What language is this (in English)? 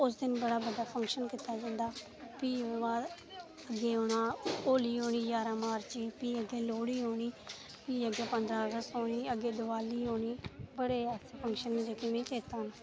Dogri